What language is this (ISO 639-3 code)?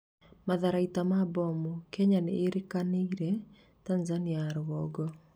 kik